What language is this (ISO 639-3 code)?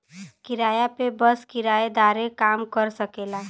bho